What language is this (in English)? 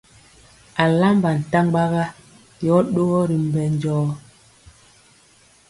Mpiemo